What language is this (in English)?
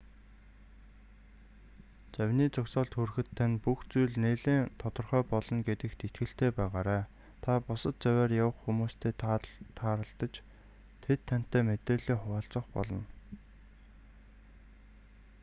Mongolian